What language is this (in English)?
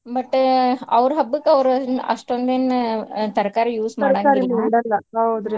Kannada